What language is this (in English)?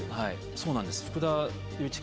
Japanese